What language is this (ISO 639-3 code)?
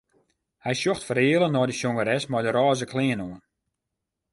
fry